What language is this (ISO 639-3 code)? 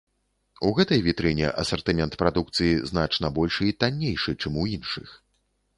bel